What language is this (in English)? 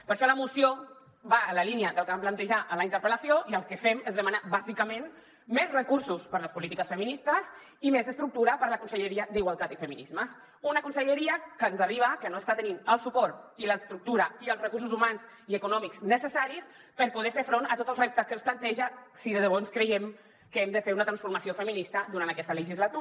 Catalan